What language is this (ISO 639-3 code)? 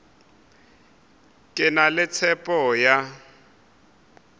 nso